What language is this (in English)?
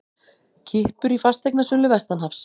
Icelandic